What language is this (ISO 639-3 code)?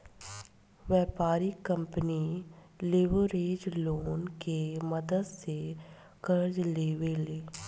bho